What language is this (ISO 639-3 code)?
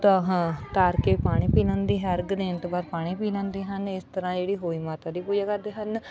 pan